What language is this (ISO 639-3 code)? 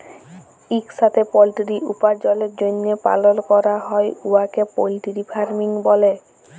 ben